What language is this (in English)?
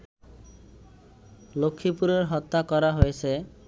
Bangla